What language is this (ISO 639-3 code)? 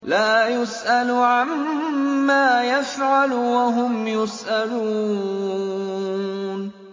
ara